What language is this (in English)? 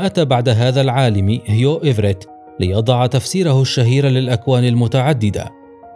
Arabic